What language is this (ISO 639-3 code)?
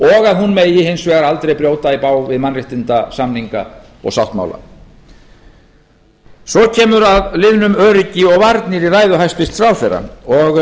isl